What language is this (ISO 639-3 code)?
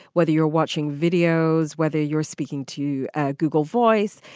eng